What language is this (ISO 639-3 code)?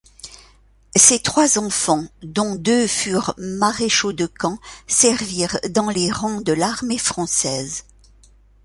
fra